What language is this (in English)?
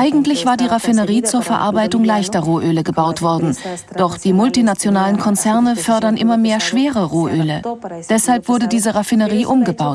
German